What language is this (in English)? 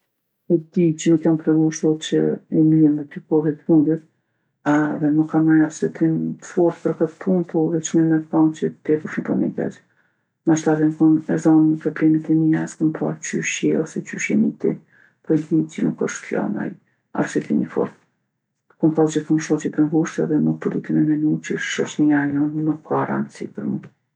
Gheg Albanian